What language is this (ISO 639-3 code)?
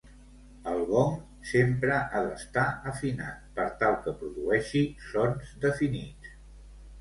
cat